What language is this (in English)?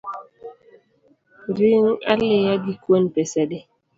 Luo (Kenya and Tanzania)